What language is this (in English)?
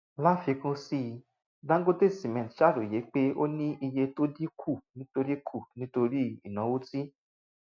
Yoruba